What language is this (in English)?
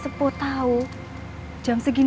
Indonesian